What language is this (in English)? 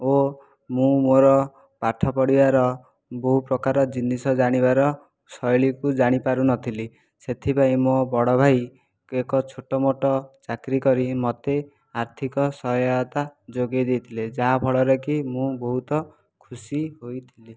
Odia